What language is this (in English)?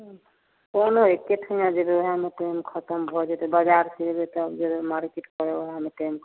Maithili